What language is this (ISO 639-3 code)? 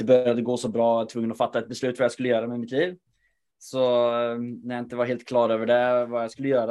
swe